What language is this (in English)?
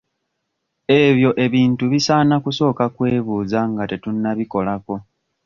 Ganda